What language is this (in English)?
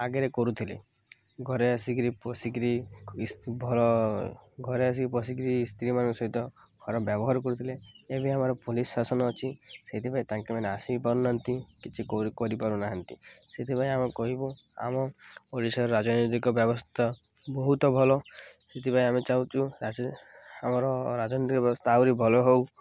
Odia